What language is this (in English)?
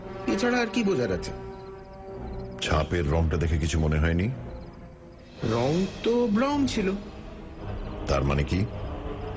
Bangla